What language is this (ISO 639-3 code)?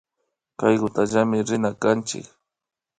qvi